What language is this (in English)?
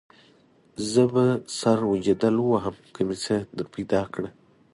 Pashto